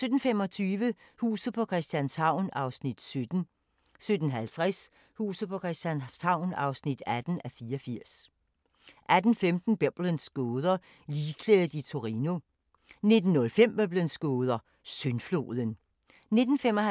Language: Danish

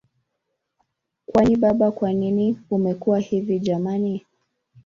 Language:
Swahili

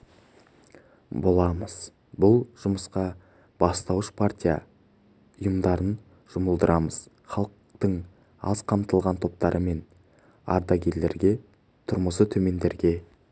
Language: Kazakh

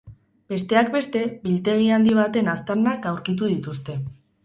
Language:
Basque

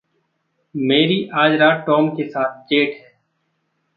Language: Hindi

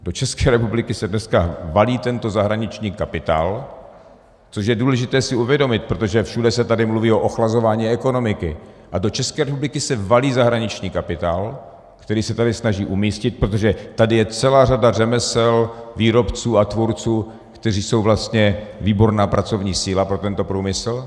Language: Czech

